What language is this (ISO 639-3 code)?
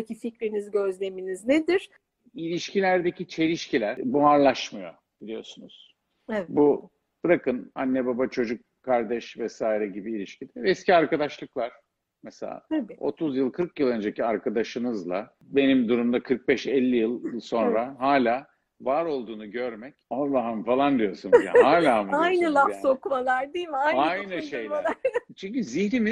tur